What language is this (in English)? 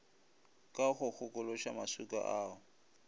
Northern Sotho